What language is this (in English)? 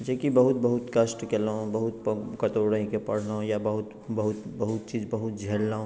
Maithili